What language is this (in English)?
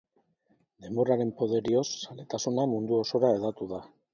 Basque